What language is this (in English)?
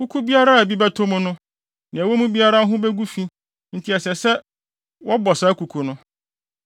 Akan